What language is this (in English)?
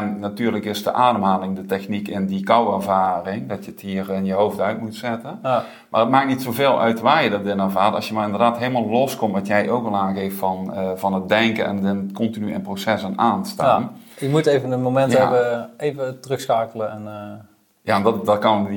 Dutch